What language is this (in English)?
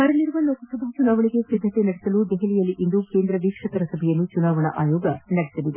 Kannada